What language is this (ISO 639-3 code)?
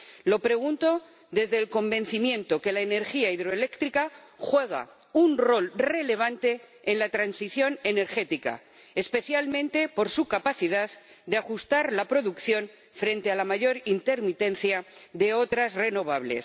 spa